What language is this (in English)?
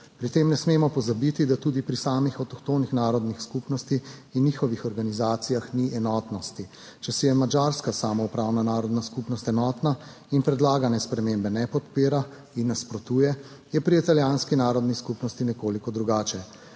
Slovenian